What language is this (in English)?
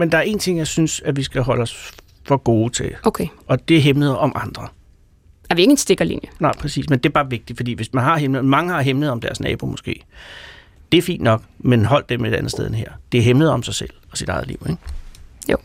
Danish